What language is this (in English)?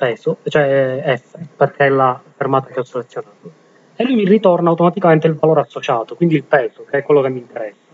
Italian